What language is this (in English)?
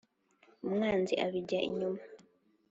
Kinyarwanda